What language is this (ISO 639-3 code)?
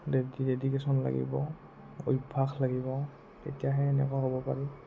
asm